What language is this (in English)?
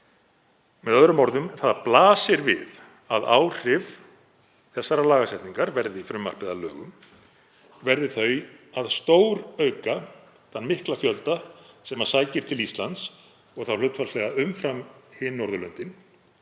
Icelandic